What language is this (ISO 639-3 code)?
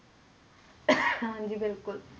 pan